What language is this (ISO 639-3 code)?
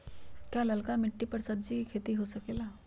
mag